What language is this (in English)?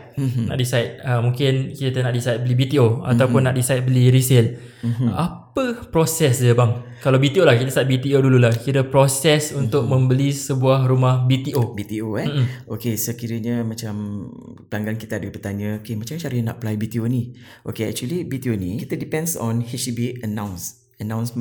Malay